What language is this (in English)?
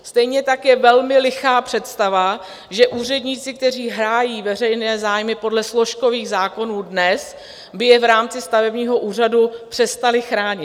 Czech